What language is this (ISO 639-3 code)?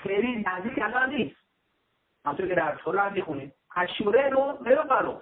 fas